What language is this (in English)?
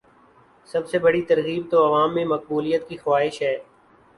Urdu